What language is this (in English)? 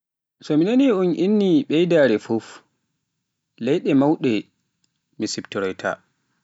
Pular